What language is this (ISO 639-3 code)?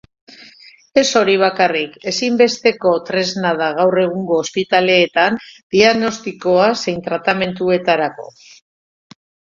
eus